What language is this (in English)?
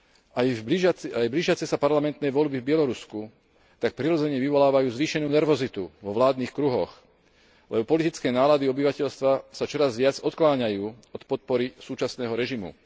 Slovak